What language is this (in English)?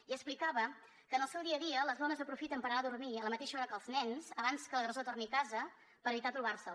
Catalan